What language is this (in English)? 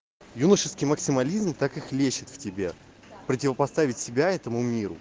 Russian